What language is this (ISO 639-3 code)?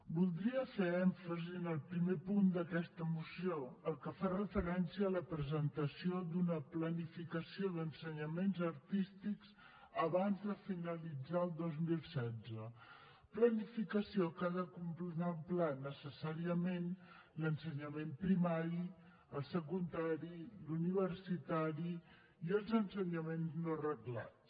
cat